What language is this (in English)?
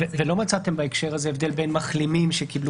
Hebrew